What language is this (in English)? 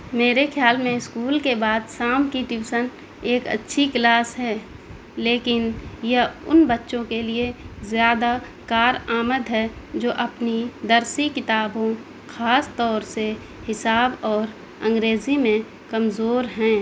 Urdu